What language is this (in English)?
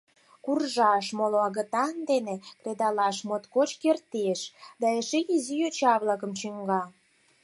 Mari